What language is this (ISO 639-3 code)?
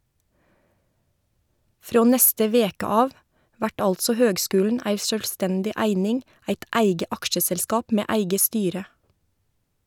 nor